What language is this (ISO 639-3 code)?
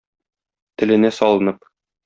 tat